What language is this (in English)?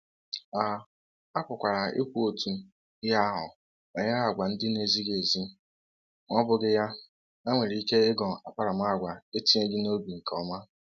Igbo